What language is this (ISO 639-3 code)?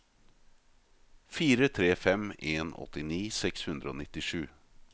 nor